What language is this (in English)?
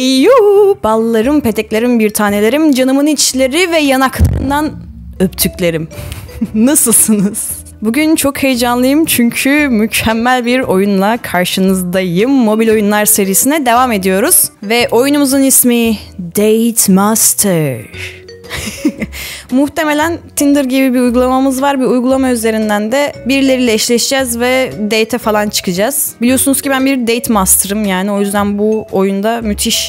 Turkish